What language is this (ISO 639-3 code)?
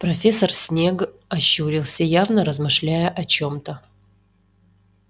rus